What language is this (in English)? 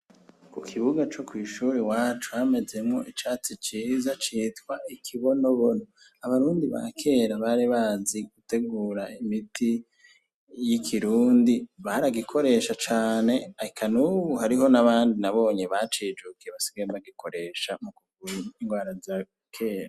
Rundi